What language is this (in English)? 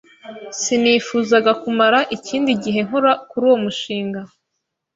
Kinyarwanda